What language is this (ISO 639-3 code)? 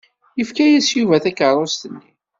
kab